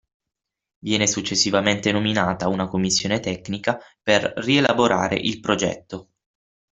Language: Italian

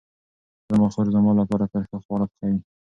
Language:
Pashto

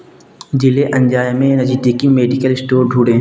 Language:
Hindi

